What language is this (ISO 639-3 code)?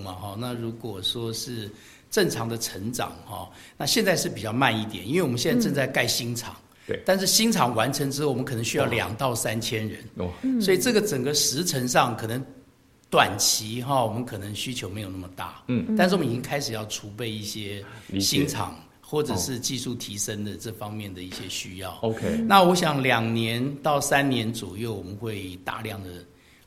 zho